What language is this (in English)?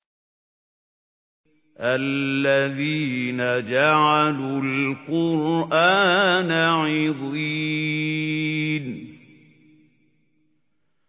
Arabic